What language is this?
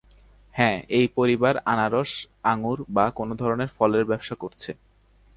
Bangla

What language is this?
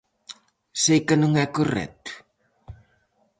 Galician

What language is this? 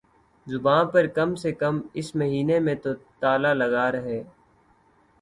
Urdu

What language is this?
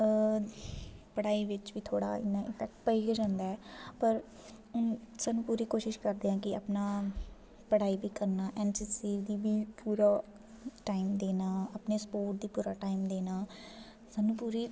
Dogri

